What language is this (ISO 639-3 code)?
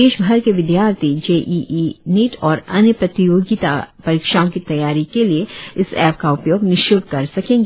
hin